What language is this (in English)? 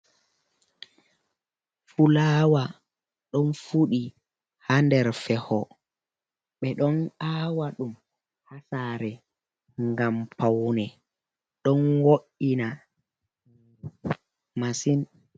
Fula